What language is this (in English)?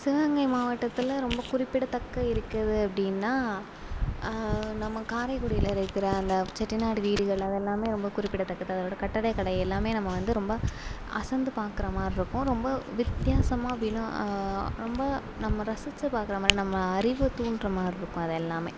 Tamil